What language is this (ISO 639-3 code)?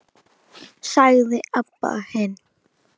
isl